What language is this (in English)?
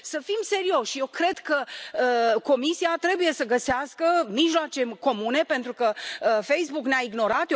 Romanian